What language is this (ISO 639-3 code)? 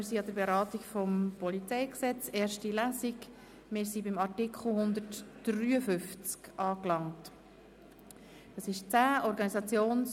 gsw